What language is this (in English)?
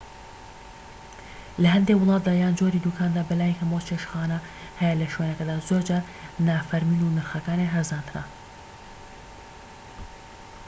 Central Kurdish